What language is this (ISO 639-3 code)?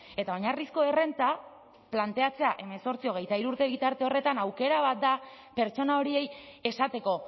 eus